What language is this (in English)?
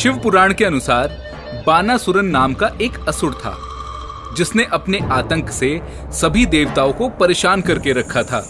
Hindi